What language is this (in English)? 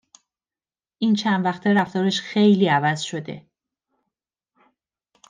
Persian